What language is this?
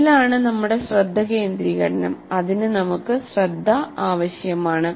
Malayalam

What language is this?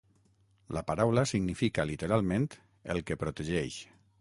Catalan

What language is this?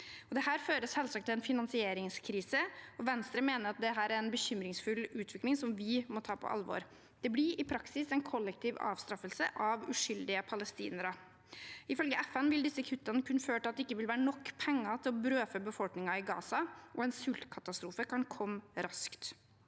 Norwegian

